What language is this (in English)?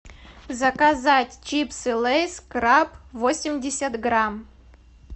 Russian